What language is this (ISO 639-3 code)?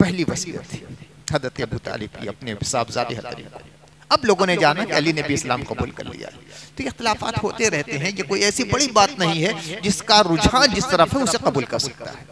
hin